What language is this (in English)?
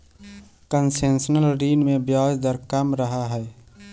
Magahi